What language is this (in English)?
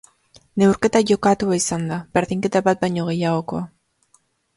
Basque